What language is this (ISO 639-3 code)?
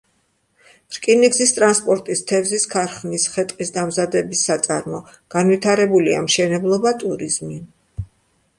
kat